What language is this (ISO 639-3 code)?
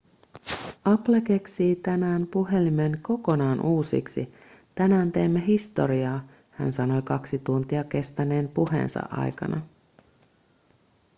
fin